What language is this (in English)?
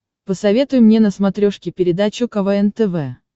Russian